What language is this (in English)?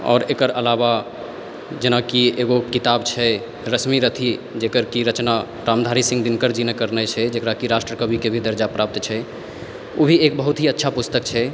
Maithili